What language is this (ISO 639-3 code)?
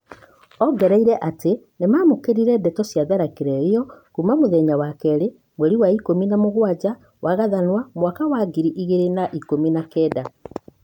kik